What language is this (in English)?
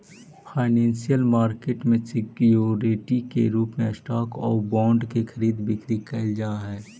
Magahi